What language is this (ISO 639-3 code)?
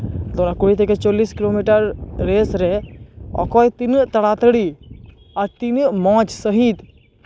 sat